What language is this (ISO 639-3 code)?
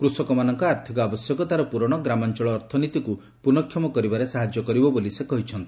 ori